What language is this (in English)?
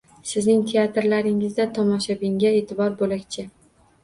Uzbek